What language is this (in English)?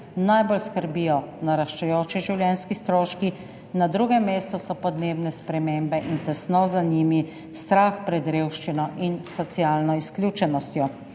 Slovenian